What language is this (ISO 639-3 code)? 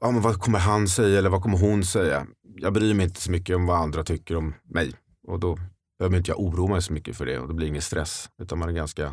swe